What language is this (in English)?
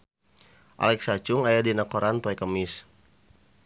Sundanese